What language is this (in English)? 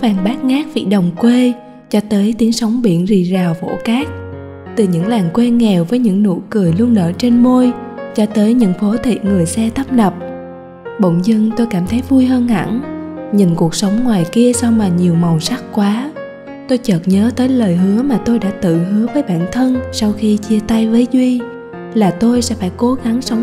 Vietnamese